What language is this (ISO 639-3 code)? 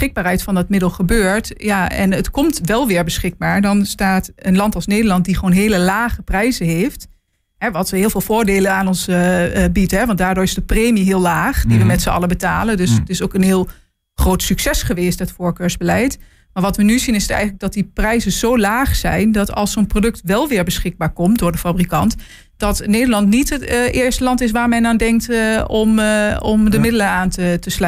nld